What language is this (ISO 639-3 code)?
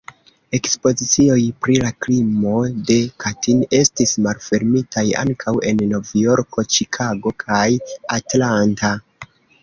epo